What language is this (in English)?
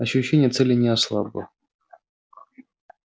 Russian